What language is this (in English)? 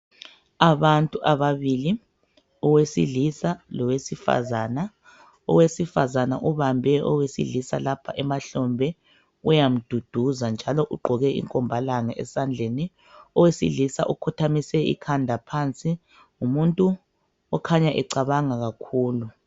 North Ndebele